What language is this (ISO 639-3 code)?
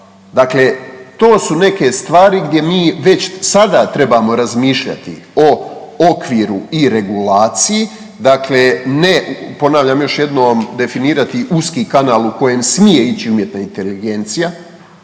hrv